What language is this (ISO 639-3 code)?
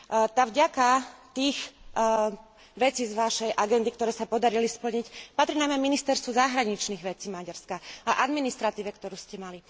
slk